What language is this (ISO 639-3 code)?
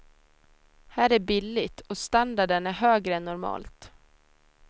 swe